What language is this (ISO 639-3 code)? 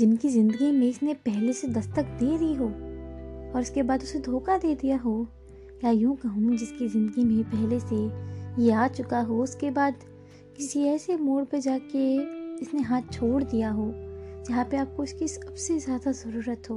hin